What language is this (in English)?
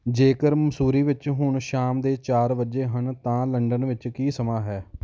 Punjabi